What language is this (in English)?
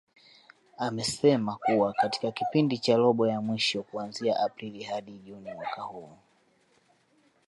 Swahili